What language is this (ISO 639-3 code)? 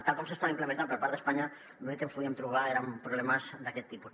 cat